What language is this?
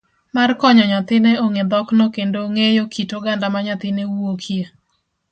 Luo (Kenya and Tanzania)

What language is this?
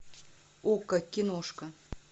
Russian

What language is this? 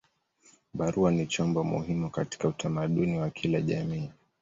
Swahili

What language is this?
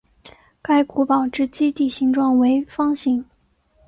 Chinese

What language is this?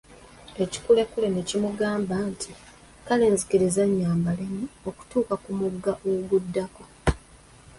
Ganda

